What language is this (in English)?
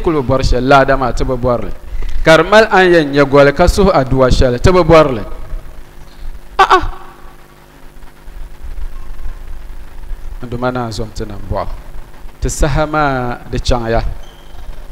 Arabic